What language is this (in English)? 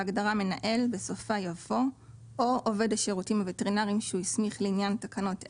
Hebrew